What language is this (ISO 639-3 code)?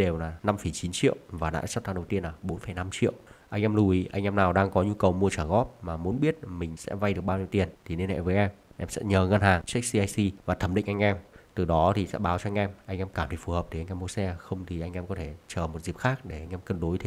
vie